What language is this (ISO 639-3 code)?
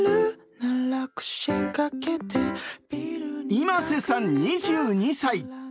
jpn